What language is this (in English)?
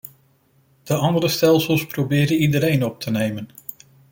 Dutch